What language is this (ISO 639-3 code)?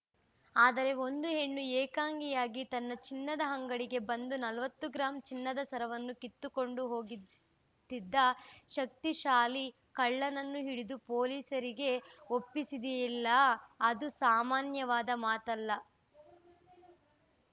kan